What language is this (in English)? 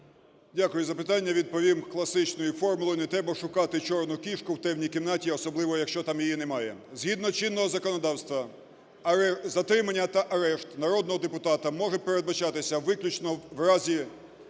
Ukrainian